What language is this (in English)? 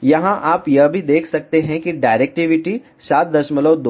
Hindi